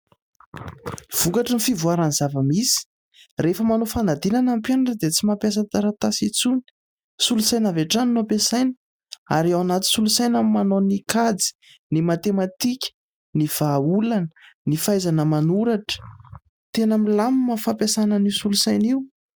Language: Malagasy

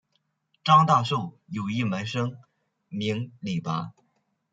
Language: Chinese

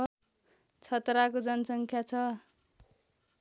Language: Nepali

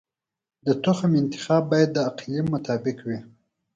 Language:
Pashto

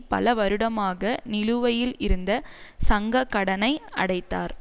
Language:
Tamil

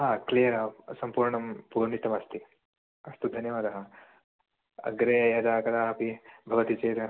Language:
Sanskrit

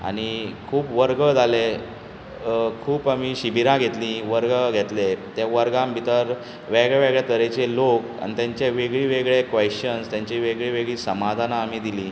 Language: Konkani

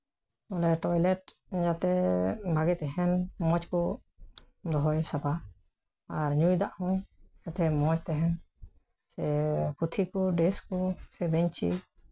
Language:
Santali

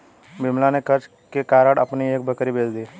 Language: Hindi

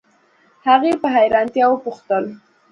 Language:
Pashto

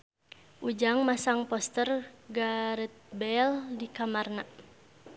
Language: Sundanese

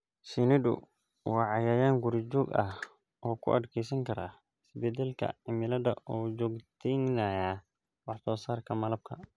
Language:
Somali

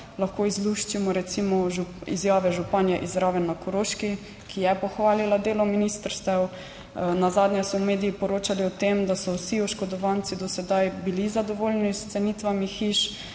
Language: Slovenian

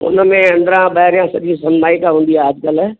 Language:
Sindhi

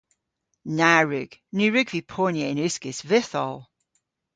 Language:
Cornish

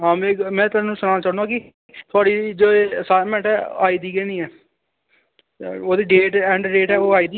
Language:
Dogri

